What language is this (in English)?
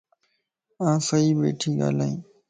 Lasi